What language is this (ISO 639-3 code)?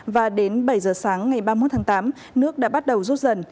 vie